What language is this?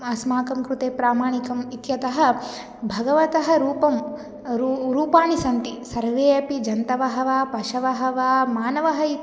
Sanskrit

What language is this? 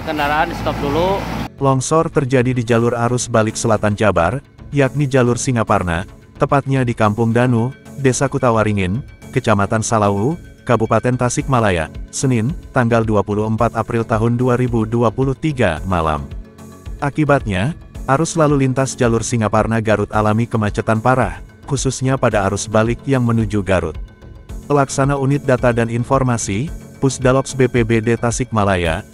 Indonesian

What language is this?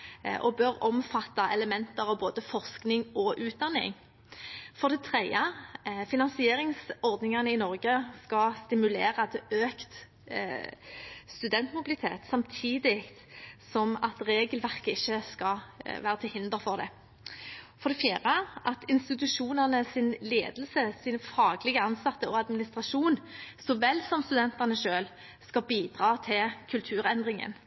Norwegian Bokmål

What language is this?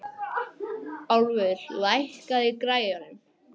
Icelandic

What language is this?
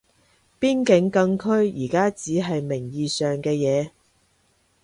Cantonese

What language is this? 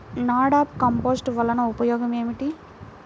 Telugu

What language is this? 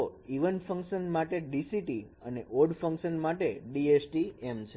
Gujarati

